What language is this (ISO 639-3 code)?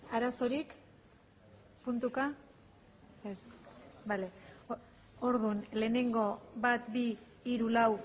eus